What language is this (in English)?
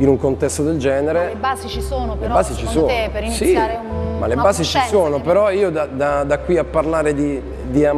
Italian